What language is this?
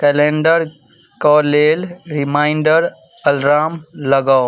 Maithili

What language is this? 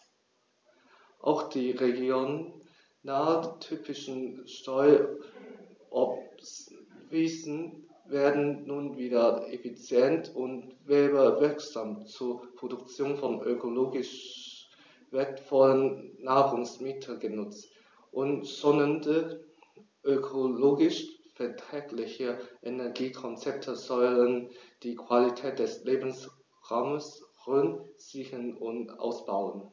German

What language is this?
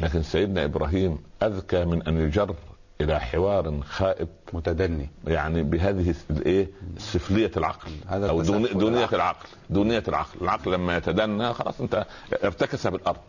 Arabic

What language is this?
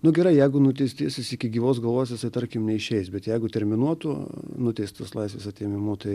Lithuanian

